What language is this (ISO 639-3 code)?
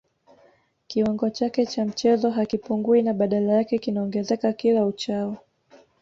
swa